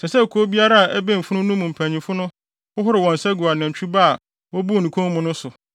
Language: Akan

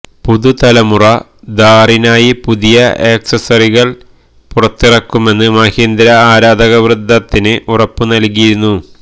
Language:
Malayalam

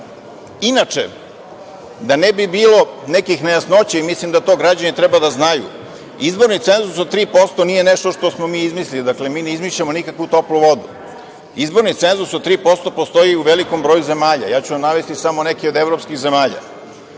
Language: Serbian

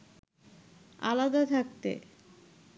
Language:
Bangla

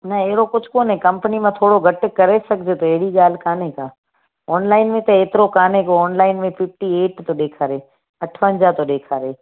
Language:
Sindhi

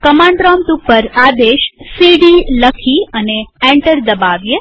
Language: Gujarati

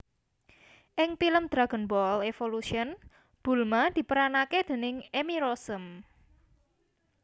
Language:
Javanese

